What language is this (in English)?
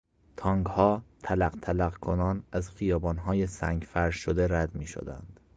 Persian